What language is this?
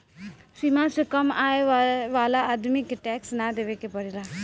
Bhojpuri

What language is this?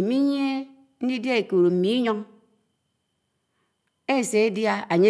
Anaang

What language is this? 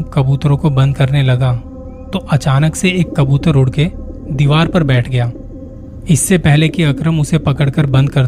Hindi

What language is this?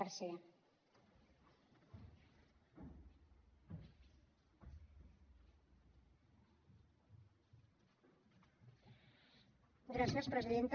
Catalan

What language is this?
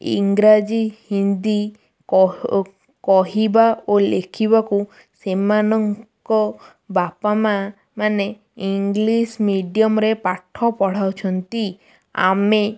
Odia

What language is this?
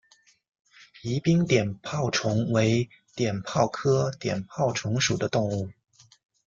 Chinese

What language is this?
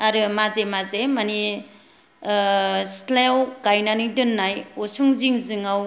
Bodo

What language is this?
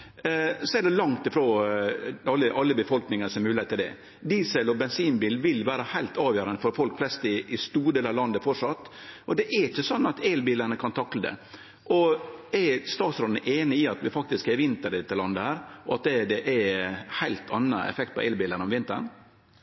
Norwegian Nynorsk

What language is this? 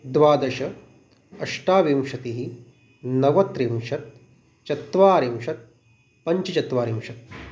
Sanskrit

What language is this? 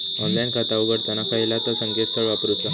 Marathi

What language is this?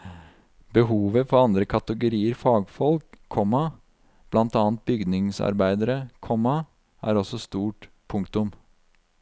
Norwegian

